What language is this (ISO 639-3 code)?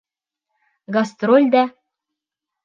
bak